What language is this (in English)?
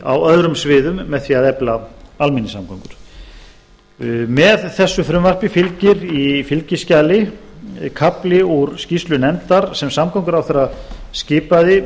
Icelandic